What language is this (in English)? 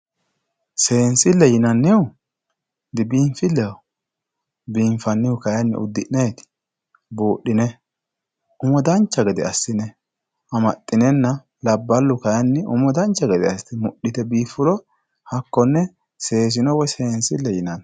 Sidamo